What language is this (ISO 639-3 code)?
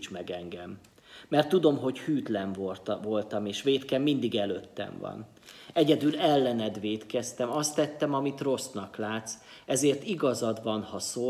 hun